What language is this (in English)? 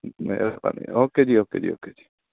Punjabi